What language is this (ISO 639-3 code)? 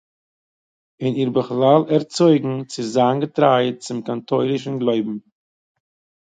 yid